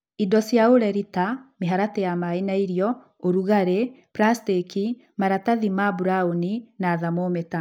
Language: Kikuyu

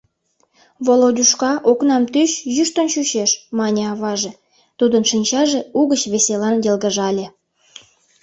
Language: Mari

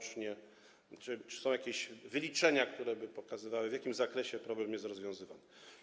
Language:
Polish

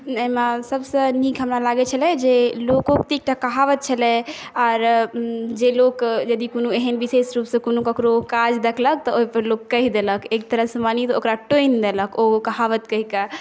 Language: Maithili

